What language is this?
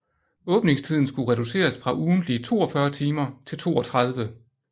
Danish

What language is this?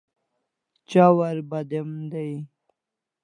Kalasha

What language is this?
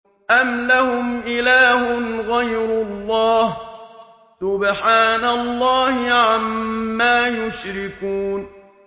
Arabic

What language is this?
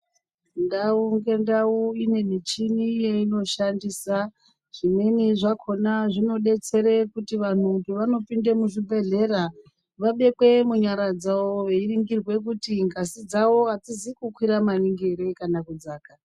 Ndau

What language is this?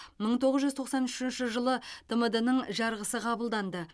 Kazakh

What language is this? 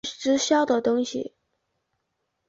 Chinese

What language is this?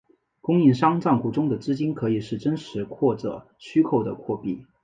Chinese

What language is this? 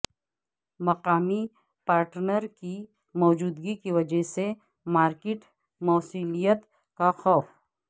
Urdu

